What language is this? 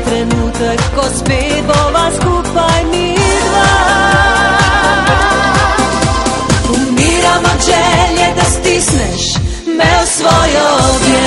Romanian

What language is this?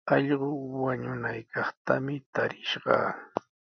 Sihuas Ancash Quechua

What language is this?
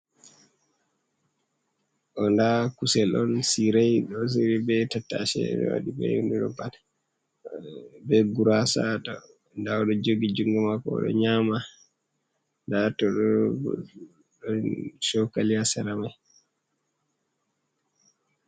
Fula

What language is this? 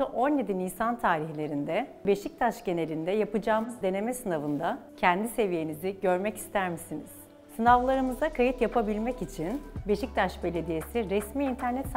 Turkish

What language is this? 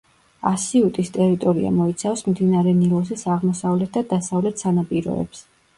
Georgian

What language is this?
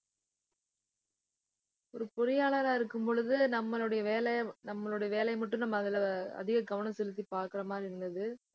Tamil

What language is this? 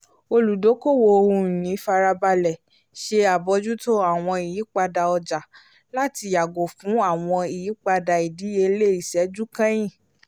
Yoruba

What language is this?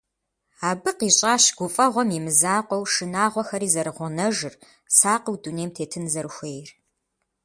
Kabardian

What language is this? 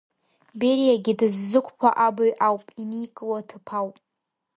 Abkhazian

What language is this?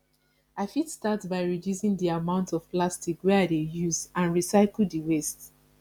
Nigerian Pidgin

